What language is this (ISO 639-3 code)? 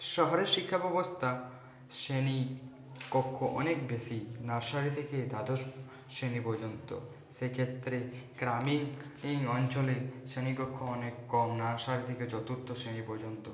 ben